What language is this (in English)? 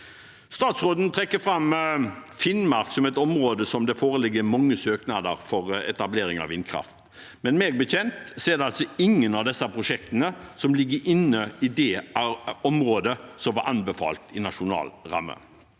Norwegian